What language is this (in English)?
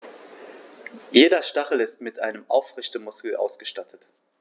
German